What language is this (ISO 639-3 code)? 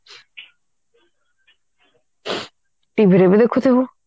ori